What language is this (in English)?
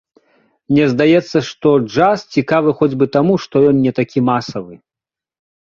Belarusian